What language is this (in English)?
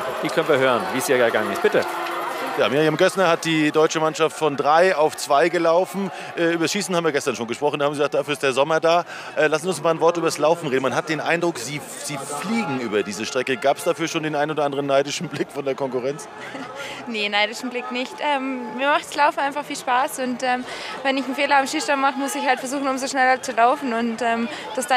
German